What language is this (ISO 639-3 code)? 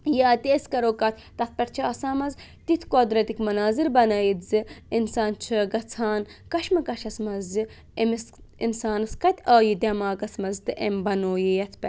kas